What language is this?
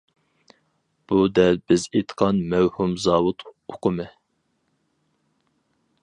Uyghur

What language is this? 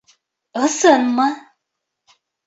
Bashkir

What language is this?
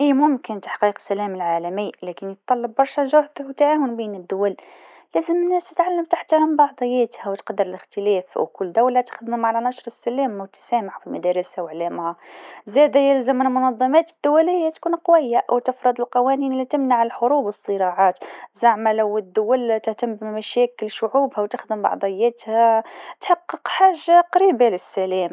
Tunisian Arabic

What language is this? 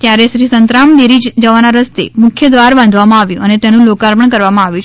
Gujarati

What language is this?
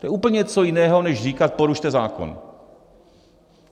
Czech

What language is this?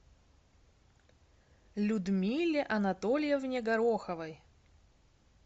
Russian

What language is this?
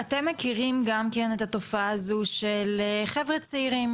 Hebrew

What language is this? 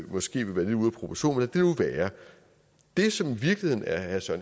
Danish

